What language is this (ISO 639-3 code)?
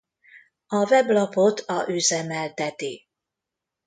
hun